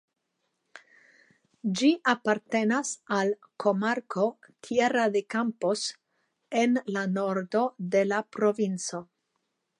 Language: Esperanto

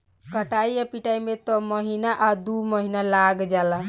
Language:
Bhojpuri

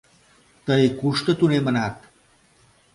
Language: Mari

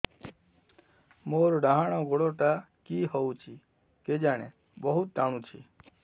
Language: Odia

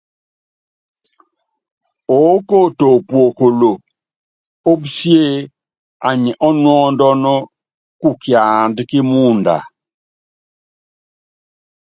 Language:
Yangben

